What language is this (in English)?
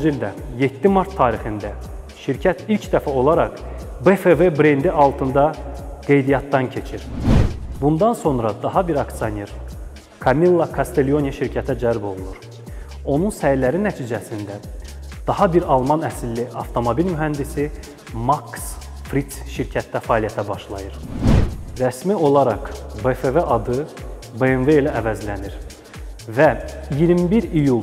Turkish